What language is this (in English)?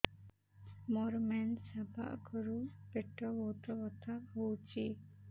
Odia